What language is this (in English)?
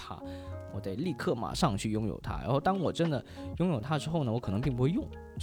Chinese